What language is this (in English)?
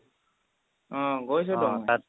Assamese